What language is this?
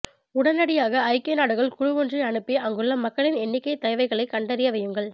Tamil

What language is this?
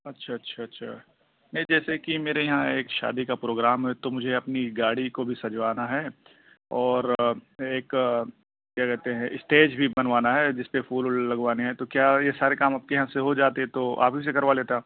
Urdu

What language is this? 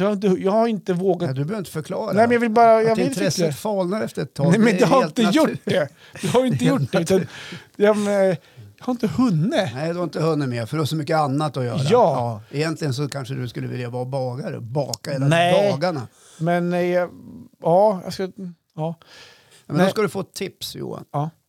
Swedish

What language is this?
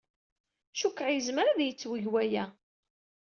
Kabyle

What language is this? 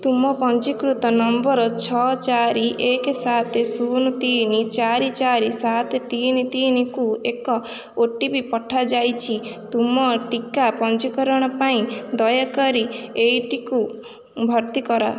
Odia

